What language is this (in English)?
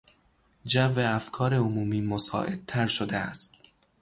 Persian